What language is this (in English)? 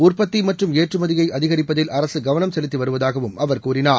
Tamil